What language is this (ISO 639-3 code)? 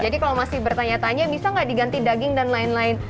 ind